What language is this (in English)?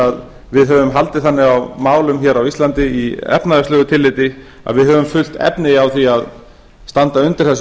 Icelandic